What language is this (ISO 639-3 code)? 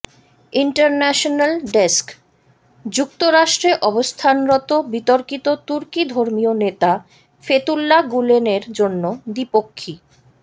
ben